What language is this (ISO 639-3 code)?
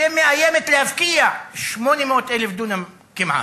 heb